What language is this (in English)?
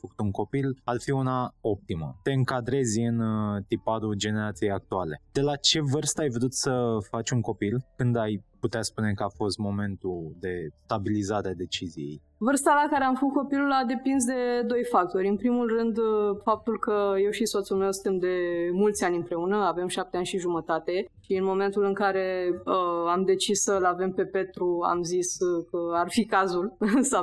Romanian